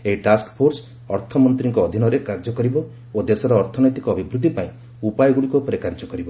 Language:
Odia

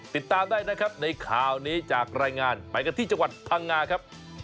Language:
Thai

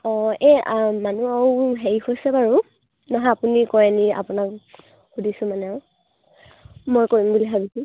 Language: Assamese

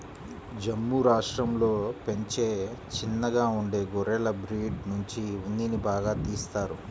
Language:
Telugu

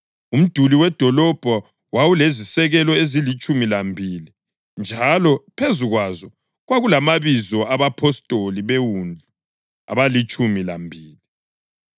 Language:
North Ndebele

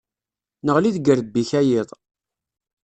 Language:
Kabyle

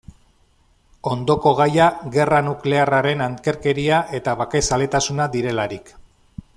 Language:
Basque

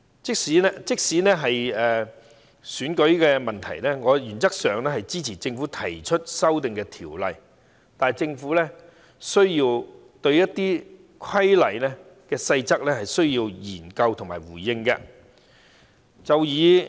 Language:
Cantonese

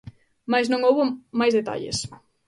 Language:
Galician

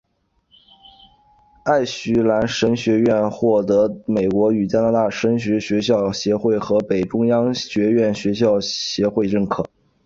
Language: Chinese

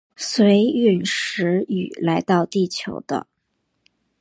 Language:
Chinese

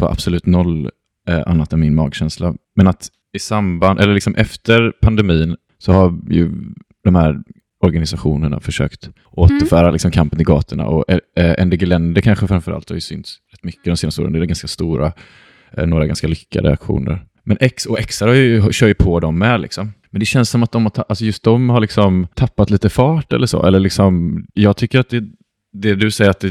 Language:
Swedish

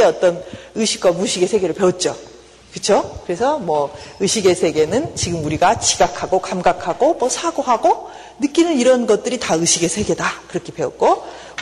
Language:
Korean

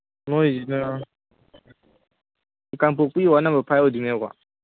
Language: Manipuri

